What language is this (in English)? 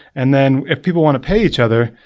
English